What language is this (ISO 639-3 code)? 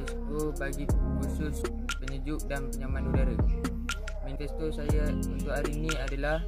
msa